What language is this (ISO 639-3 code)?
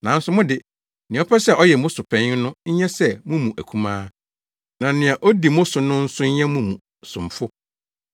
aka